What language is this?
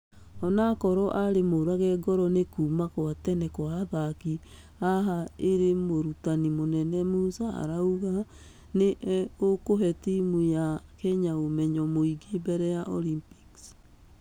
Kikuyu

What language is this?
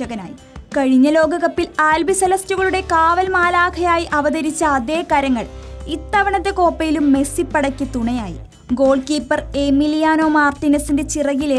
Malayalam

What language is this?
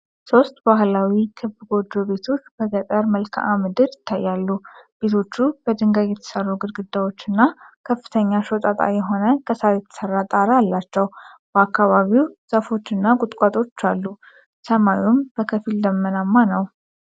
Amharic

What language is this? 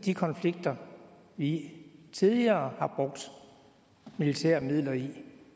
Danish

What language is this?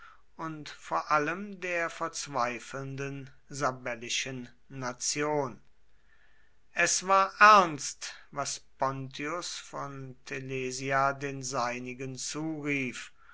German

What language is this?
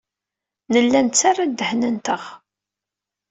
Kabyle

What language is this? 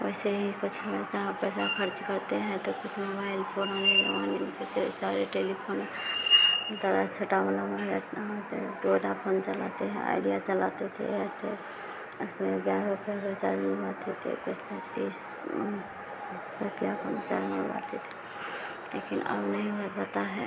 Hindi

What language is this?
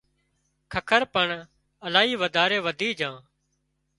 Wadiyara Koli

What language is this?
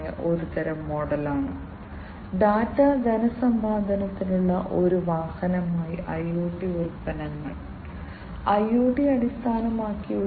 Malayalam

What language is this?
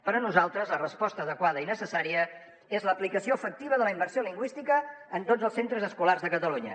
Catalan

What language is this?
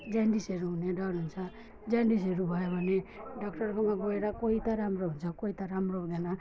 Nepali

